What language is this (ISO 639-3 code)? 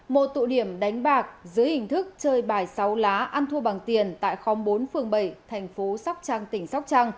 vie